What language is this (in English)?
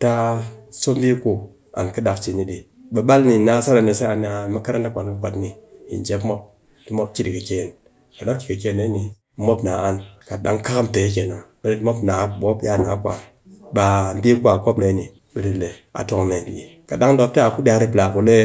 Cakfem-Mushere